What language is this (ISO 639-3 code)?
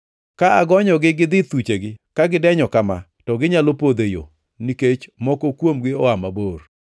luo